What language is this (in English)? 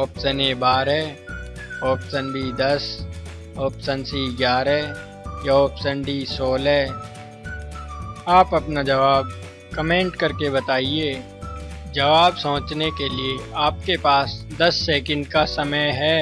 Hindi